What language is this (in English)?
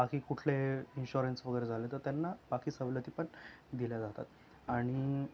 Marathi